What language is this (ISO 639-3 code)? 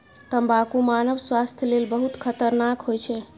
mai